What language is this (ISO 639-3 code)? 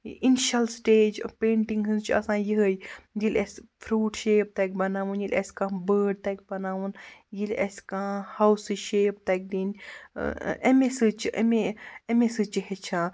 kas